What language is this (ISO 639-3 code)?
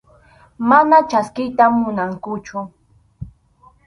qxu